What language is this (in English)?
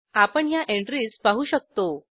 Marathi